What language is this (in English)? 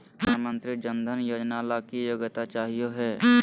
Magahi